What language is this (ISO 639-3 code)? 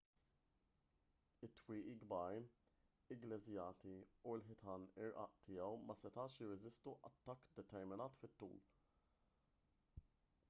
mlt